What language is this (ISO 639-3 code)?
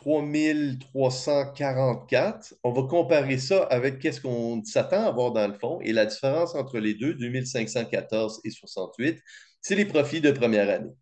fra